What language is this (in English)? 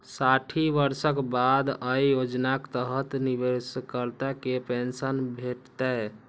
Maithili